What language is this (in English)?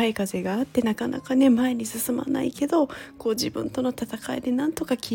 Japanese